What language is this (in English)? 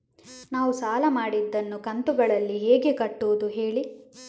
Kannada